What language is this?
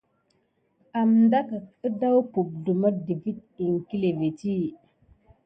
Gidar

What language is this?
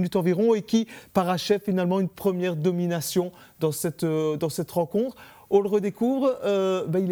French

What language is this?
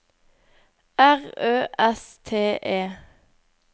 Norwegian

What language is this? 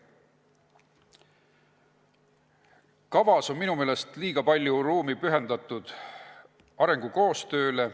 Estonian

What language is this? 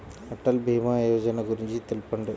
Telugu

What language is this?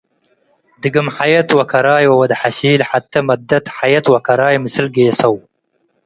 Tigre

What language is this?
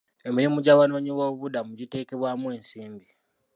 Ganda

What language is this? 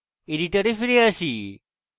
Bangla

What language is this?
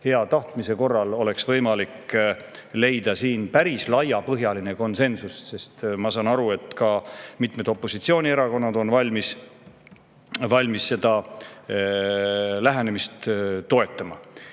Estonian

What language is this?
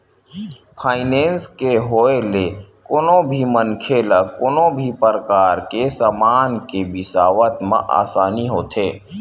Chhattisgarhi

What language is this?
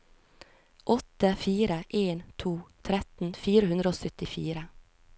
Norwegian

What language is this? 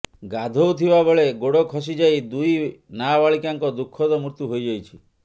Odia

